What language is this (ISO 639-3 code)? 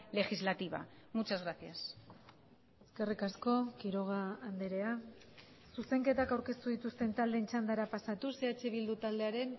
eus